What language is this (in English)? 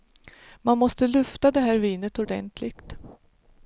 Swedish